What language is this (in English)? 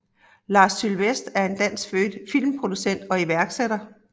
Danish